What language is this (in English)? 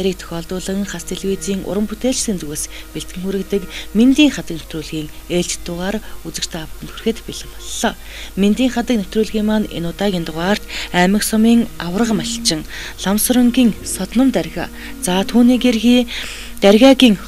Turkish